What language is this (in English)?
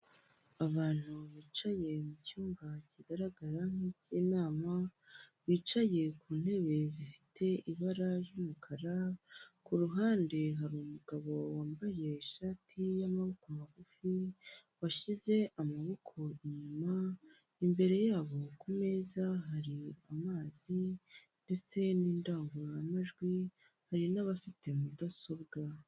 Kinyarwanda